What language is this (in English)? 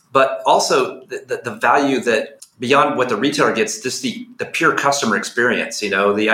English